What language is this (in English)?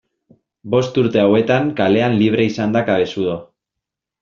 Basque